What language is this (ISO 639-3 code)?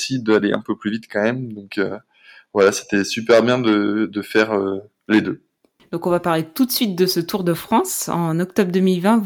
fra